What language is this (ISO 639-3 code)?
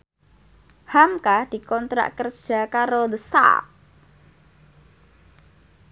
jav